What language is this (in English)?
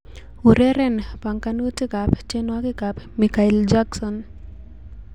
Kalenjin